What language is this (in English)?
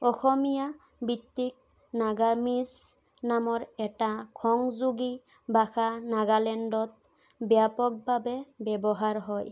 Assamese